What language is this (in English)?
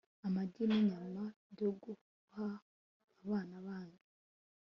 Kinyarwanda